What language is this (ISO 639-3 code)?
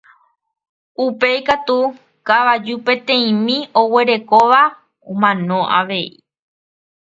grn